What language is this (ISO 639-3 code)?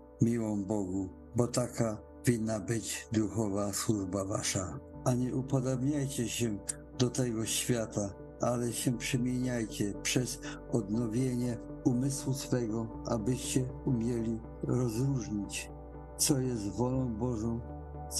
pol